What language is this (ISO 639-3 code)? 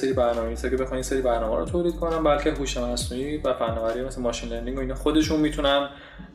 fas